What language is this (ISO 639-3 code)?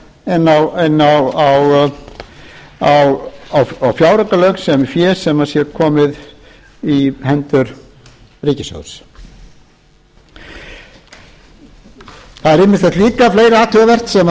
isl